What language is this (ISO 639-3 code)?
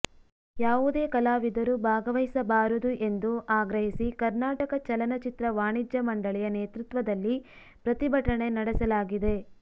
kan